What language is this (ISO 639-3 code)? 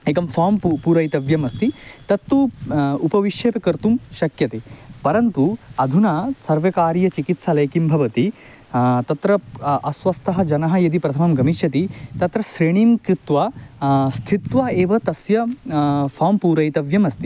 san